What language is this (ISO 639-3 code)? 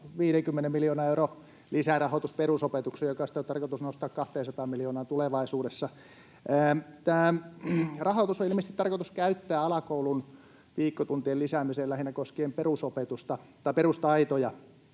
fin